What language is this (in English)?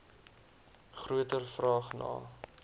Afrikaans